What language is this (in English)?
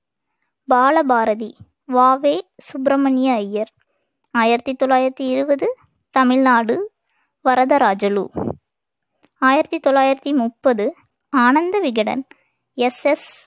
Tamil